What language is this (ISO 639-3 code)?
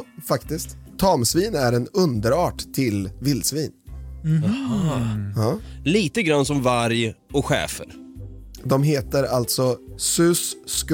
swe